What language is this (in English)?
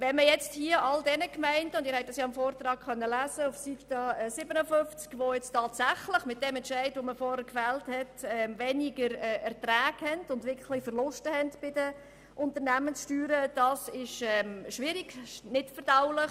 Swiss German